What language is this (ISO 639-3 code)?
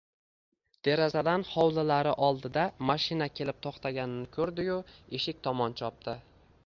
uzb